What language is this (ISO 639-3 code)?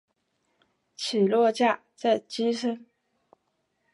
zho